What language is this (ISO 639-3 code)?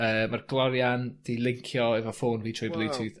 cym